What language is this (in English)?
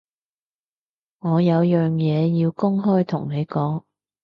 Cantonese